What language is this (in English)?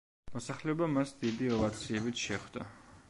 Georgian